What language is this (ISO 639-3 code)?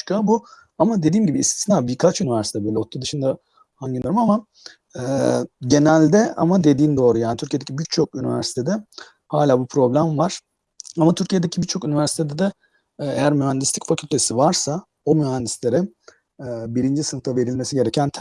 tur